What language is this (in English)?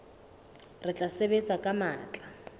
Southern Sotho